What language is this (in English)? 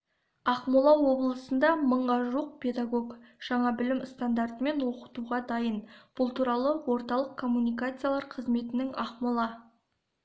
Kazakh